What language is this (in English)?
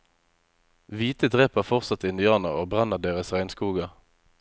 Norwegian